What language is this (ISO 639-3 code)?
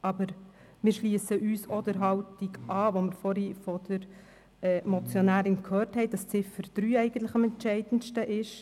gsw